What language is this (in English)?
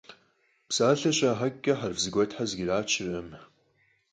Kabardian